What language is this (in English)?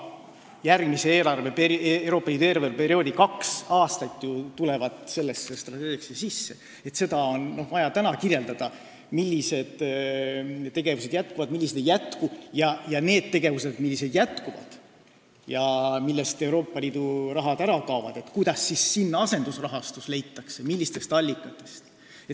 Estonian